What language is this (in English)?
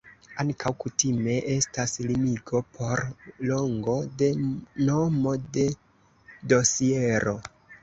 Esperanto